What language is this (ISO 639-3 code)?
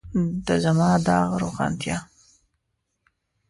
pus